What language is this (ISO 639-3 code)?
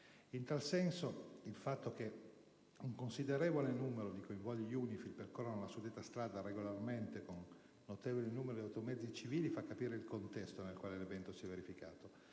ita